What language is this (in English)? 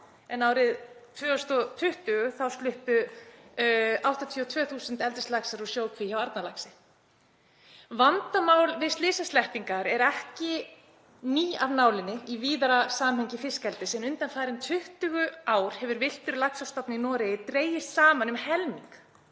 Icelandic